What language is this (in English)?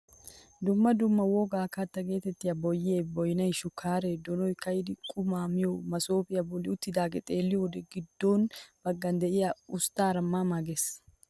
Wolaytta